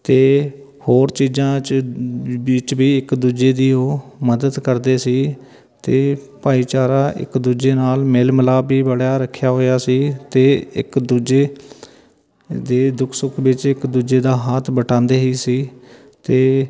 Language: Punjabi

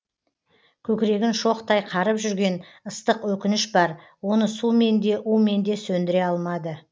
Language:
Kazakh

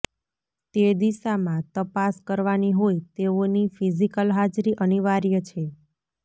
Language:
Gujarati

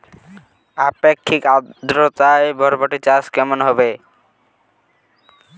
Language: Bangla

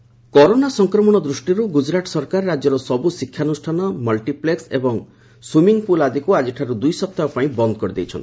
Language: Odia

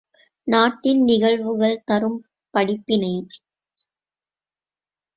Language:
Tamil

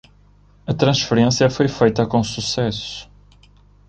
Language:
Portuguese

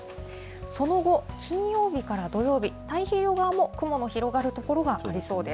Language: Japanese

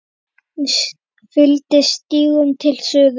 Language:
Icelandic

